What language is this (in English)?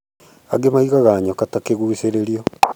Kikuyu